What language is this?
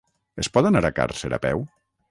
Catalan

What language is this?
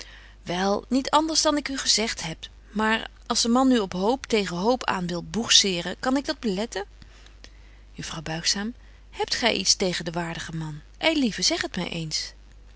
Dutch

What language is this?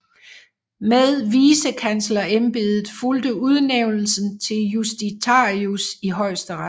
Danish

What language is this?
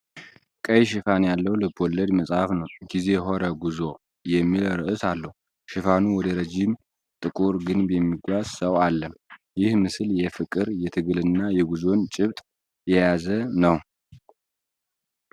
Amharic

